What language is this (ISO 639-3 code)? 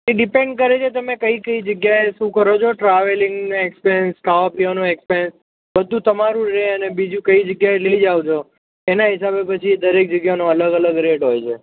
guj